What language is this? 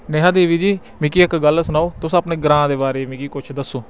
Dogri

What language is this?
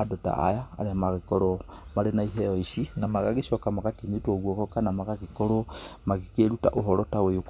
Kikuyu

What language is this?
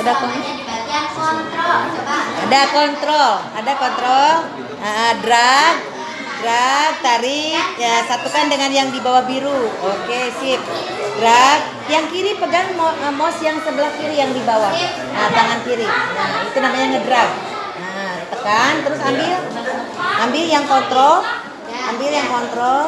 Indonesian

